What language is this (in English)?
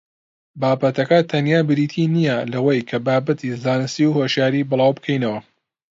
Central Kurdish